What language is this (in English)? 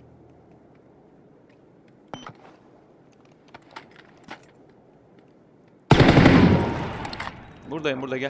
Turkish